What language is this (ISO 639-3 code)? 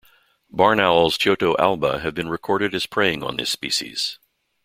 eng